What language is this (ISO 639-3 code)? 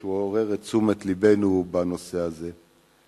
heb